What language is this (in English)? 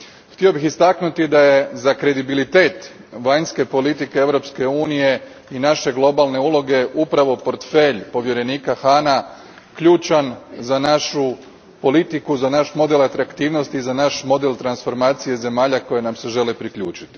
Croatian